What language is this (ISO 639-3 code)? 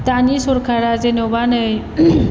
brx